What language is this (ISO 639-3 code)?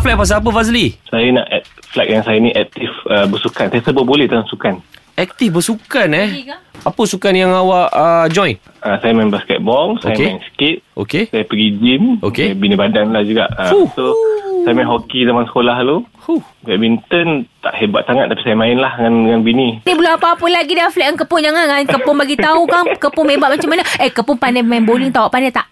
msa